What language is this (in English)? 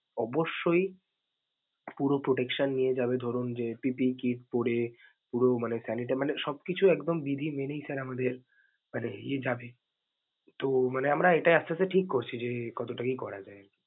Bangla